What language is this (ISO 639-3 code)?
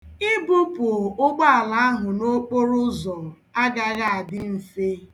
ibo